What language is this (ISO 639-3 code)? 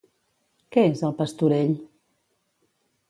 cat